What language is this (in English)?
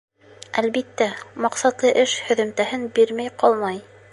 Bashkir